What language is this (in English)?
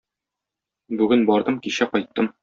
Tatar